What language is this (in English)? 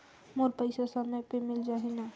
Chhattisgarhi